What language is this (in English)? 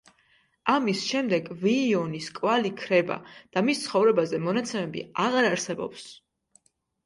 Georgian